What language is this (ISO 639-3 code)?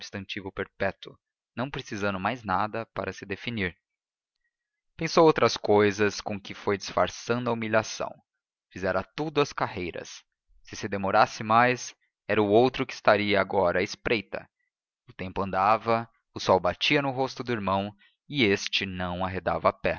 por